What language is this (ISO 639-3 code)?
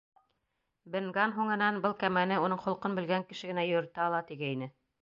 bak